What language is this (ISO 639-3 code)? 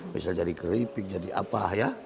ind